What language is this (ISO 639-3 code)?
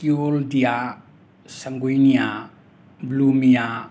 mni